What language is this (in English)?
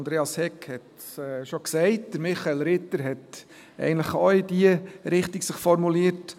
Swiss German